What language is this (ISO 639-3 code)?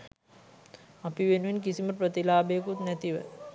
sin